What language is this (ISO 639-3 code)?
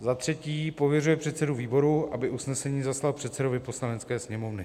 ces